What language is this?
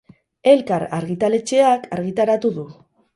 Basque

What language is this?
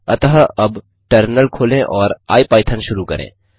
Hindi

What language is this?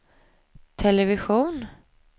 Swedish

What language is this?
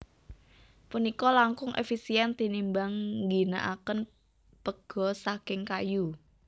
Javanese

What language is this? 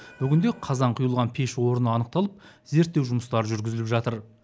Kazakh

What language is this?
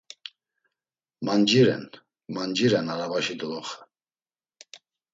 Laz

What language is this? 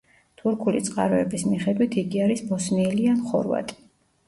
Georgian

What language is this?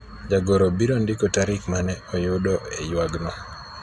Luo (Kenya and Tanzania)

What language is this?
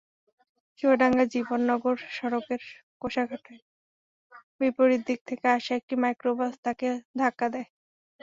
Bangla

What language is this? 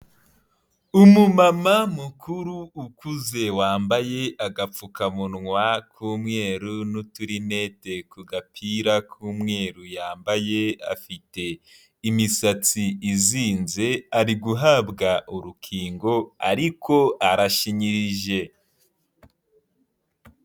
Kinyarwanda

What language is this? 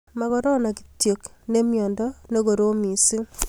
Kalenjin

